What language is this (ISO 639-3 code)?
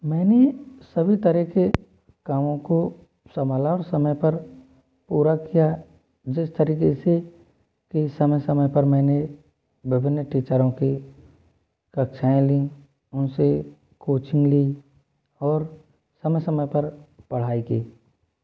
hin